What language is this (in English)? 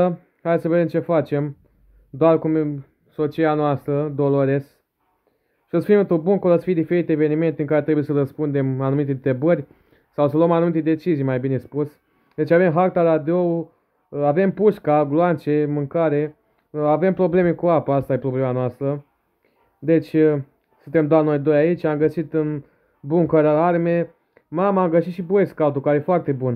Romanian